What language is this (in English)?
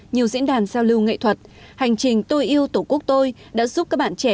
Vietnamese